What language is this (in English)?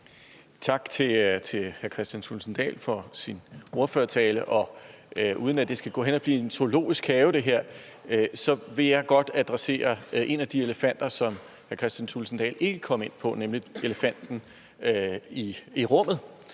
Danish